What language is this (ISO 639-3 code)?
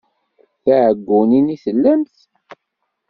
kab